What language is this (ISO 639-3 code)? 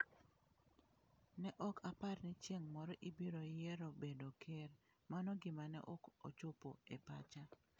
luo